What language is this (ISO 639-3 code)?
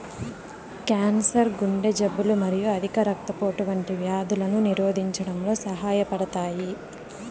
tel